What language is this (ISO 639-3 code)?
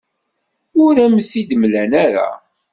kab